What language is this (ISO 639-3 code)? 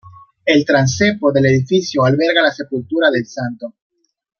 spa